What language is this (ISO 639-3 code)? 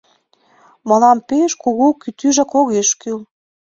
chm